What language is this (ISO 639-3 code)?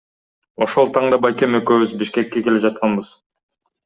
kir